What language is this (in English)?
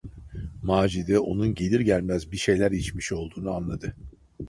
Turkish